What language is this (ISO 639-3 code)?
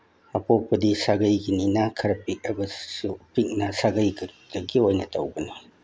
mni